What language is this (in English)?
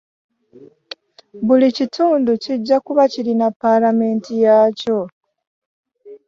Ganda